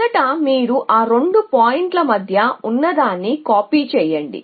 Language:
Telugu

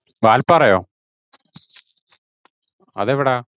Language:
Malayalam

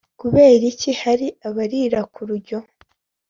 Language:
Kinyarwanda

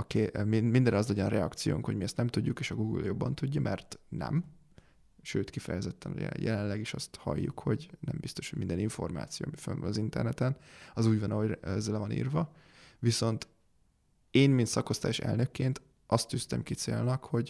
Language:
Hungarian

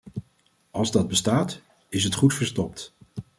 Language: Dutch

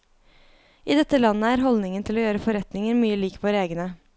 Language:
Norwegian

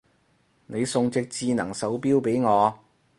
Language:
Cantonese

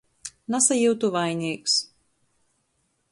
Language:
Latgalian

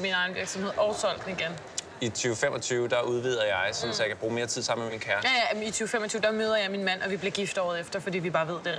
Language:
Danish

